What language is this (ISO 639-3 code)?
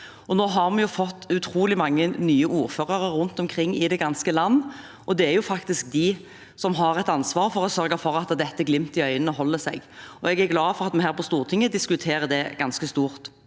nor